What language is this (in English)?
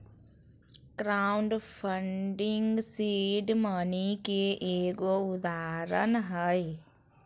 Magahi